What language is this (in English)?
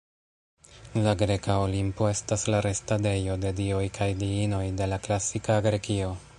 Esperanto